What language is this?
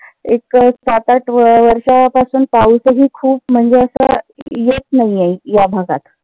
Marathi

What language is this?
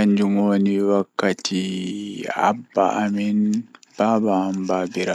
Fula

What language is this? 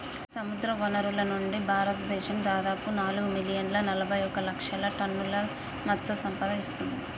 Telugu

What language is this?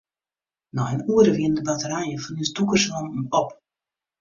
Western Frisian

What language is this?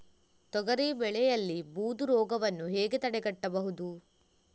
Kannada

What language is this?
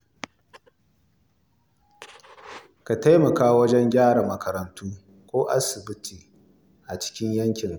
Hausa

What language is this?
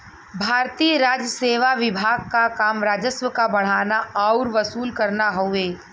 Bhojpuri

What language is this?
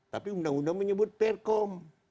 Indonesian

